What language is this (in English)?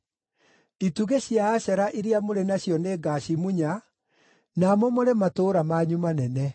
Kikuyu